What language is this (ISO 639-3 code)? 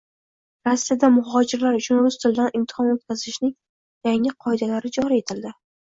uzb